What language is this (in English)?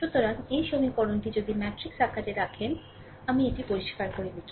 Bangla